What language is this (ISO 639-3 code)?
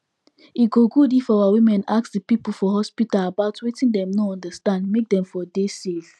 pcm